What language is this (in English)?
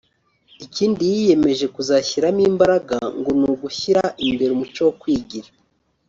Kinyarwanda